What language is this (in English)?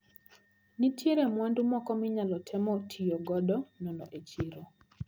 Luo (Kenya and Tanzania)